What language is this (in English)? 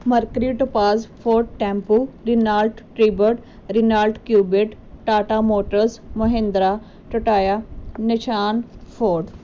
Punjabi